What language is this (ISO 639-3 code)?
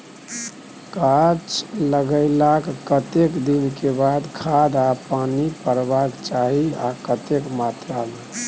mai